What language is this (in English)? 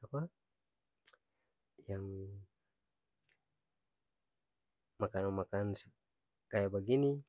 Ambonese Malay